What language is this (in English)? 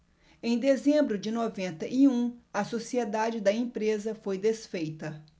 Portuguese